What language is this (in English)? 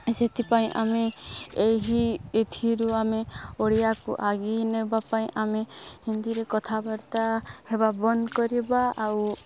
Odia